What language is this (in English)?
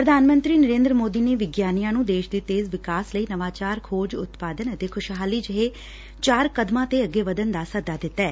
Punjabi